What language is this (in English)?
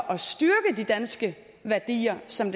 Danish